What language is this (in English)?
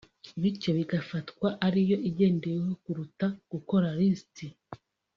Kinyarwanda